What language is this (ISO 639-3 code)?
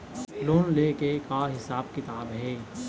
hne